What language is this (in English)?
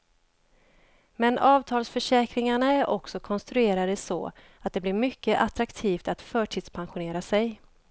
Swedish